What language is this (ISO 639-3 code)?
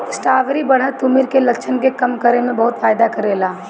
bho